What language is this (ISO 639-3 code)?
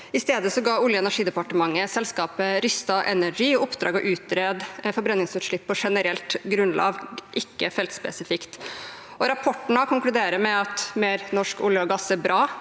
nor